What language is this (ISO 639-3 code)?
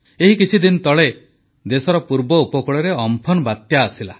ori